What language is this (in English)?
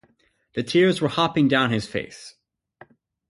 English